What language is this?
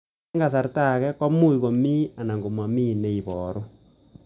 Kalenjin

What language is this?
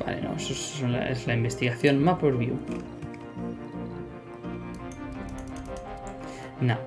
Spanish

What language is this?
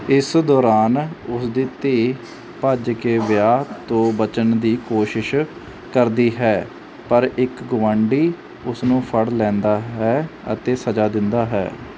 Punjabi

